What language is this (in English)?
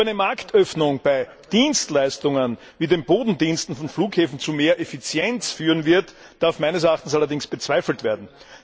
German